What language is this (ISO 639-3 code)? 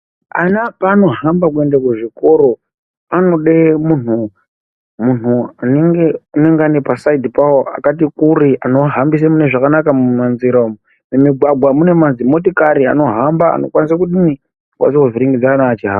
ndc